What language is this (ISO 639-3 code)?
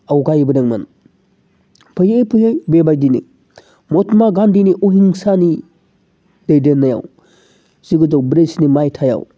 brx